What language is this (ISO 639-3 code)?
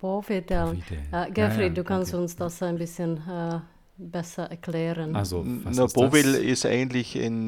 deu